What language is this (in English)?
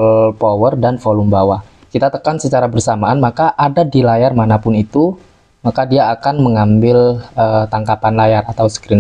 Indonesian